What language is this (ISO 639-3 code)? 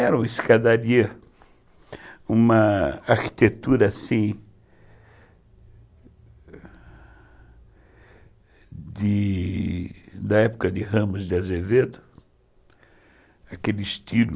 por